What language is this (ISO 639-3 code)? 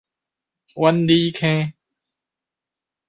nan